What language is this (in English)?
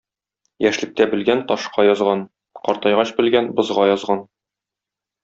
Tatar